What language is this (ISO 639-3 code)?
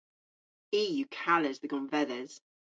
cor